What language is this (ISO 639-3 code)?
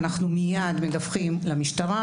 heb